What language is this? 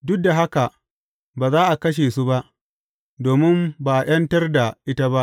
Hausa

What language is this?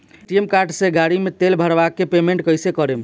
Bhojpuri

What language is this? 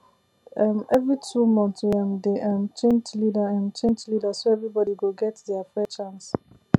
Nigerian Pidgin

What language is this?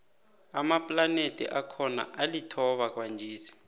South Ndebele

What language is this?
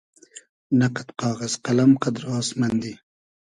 Hazaragi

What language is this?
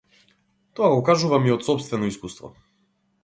Macedonian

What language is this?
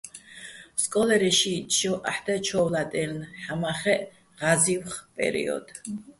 Bats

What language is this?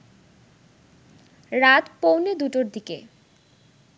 Bangla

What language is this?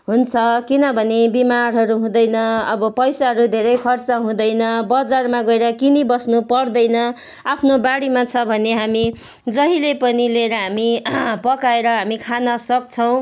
Nepali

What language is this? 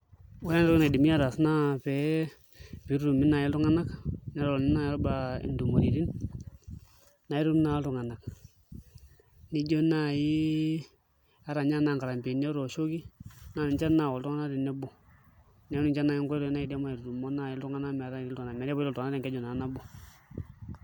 Masai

